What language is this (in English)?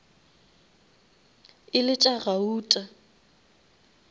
Northern Sotho